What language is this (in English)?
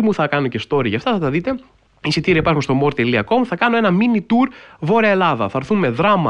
Greek